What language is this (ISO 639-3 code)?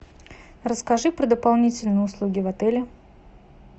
rus